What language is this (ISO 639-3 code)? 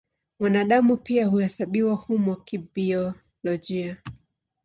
swa